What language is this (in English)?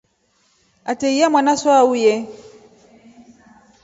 Rombo